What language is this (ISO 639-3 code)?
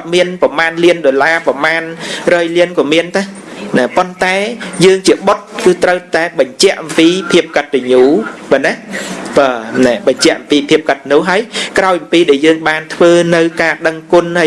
khm